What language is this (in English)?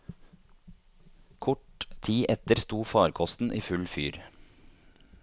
Norwegian